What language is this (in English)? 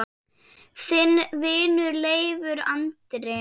Icelandic